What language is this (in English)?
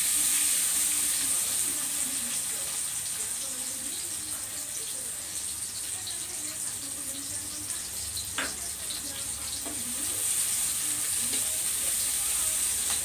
Indonesian